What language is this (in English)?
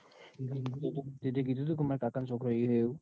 Gujarati